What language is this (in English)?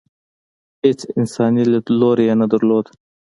Pashto